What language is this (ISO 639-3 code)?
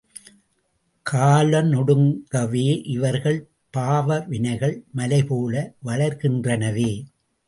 tam